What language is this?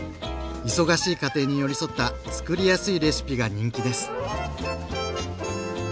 Japanese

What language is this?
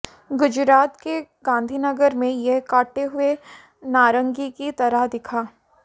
Hindi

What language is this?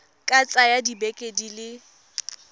Tswana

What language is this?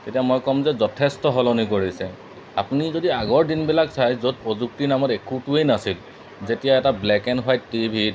Assamese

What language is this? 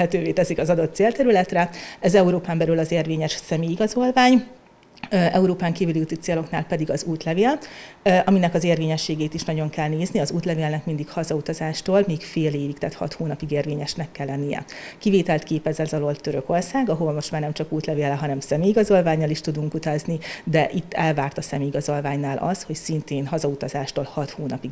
Hungarian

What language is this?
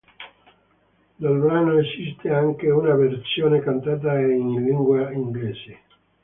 Italian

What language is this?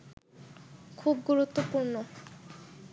Bangla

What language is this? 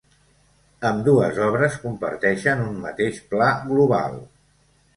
Catalan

